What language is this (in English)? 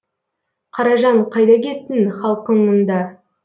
Kazakh